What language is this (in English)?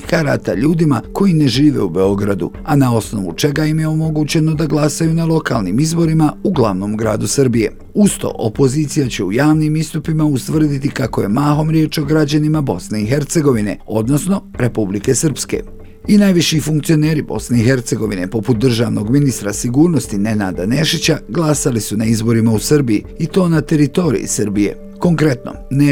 Croatian